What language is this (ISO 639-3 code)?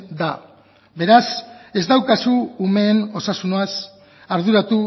eus